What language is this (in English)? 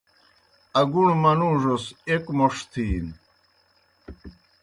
Kohistani Shina